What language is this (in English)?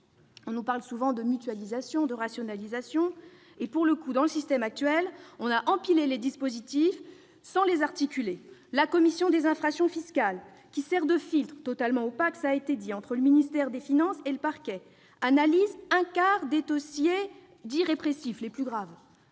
French